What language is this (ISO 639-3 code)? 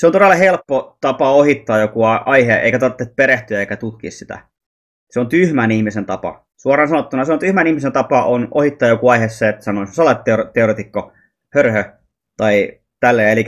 fin